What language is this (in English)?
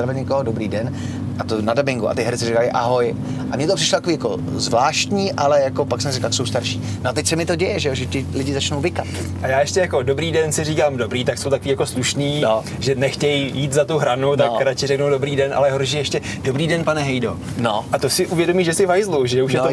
Czech